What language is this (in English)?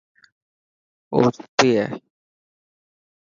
Dhatki